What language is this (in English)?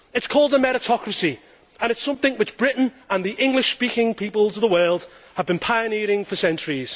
English